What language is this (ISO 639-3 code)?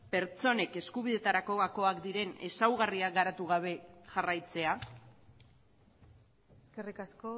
eus